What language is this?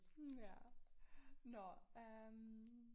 Danish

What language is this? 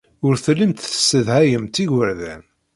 Kabyle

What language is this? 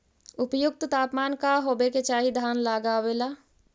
Magahi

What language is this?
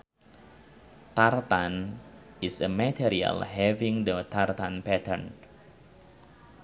Sundanese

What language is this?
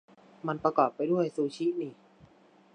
Thai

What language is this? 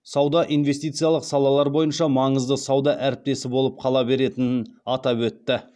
Kazakh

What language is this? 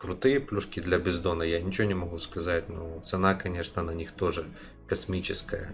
Russian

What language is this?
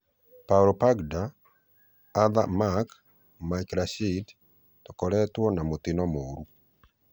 Kikuyu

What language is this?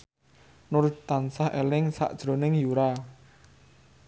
Javanese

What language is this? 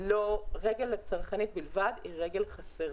Hebrew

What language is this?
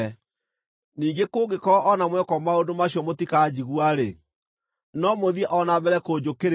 Kikuyu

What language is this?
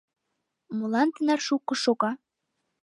Mari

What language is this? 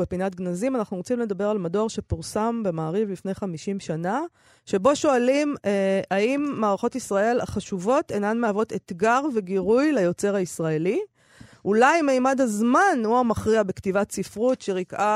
Hebrew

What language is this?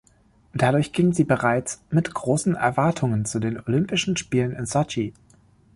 German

